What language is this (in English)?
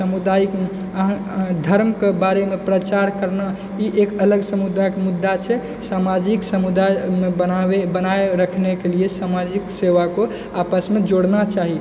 Maithili